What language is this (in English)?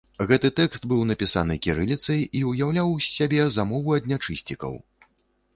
Belarusian